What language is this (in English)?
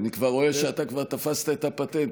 Hebrew